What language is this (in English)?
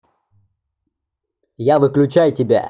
Russian